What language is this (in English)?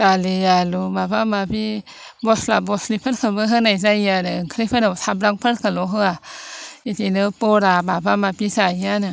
Bodo